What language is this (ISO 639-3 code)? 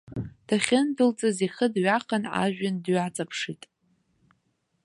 abk